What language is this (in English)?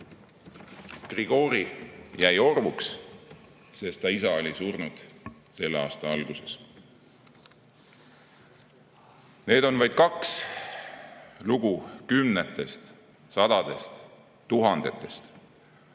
Estonian